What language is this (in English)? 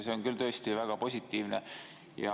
Estonian